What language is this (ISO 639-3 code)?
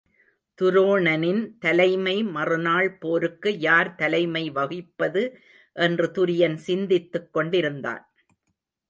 tam